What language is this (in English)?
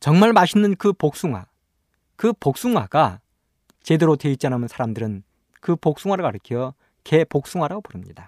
Korean